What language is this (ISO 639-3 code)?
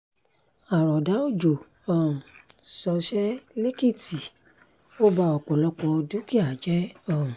yor